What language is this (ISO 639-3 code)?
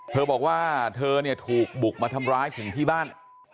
tha